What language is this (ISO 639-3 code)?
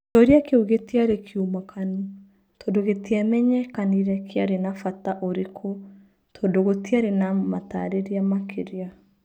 kik